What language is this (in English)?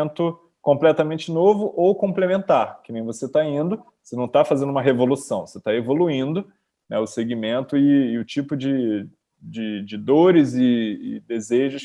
Portuguese